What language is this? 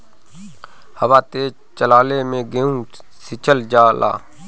Bhojpuri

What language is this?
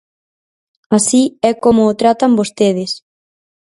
Galician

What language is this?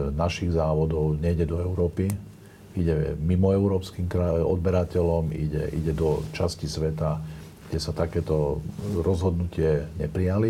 Slovak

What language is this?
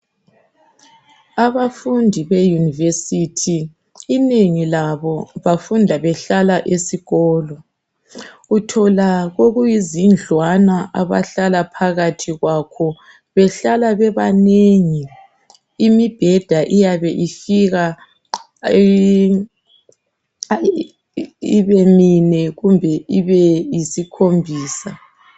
North Ndebele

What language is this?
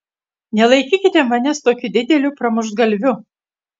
Lithuanian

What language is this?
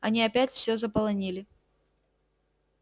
Russian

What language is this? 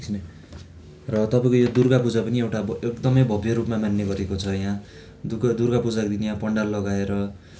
Nepali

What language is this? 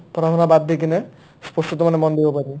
Assamese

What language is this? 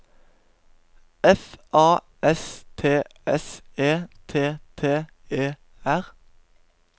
Norwegian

